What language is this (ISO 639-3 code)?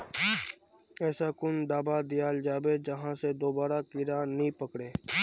mag